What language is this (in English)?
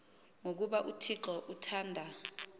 Xhosa